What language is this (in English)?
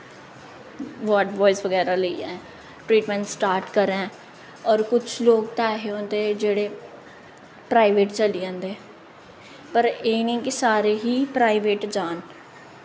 Dogri